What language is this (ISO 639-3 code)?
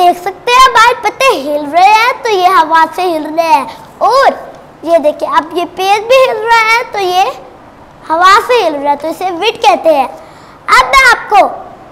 hin